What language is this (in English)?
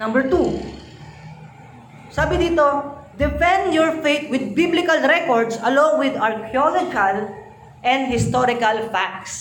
Filipino